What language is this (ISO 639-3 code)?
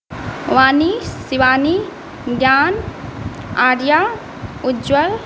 mai